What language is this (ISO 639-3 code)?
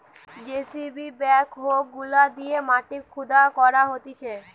ben